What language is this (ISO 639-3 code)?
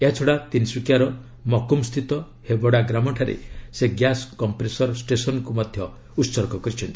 ori